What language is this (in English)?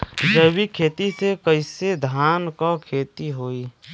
Bhojpuri